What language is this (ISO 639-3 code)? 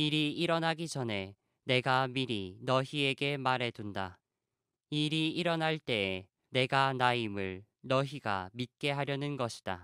kor